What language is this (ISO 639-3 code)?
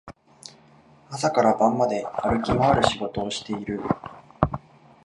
jpn